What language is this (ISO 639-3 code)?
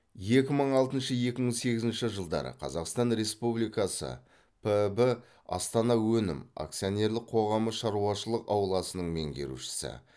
kaz